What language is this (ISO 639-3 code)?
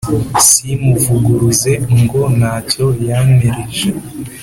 kin